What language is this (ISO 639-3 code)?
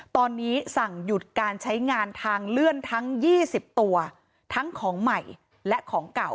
tha